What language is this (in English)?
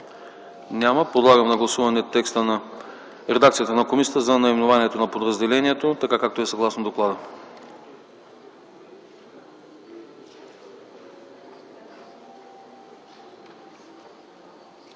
Bulgarian